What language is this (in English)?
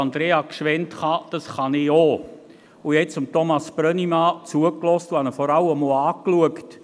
Swiss German